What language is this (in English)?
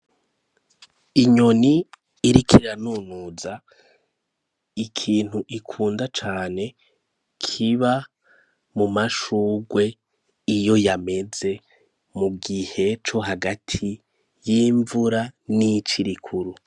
Rundi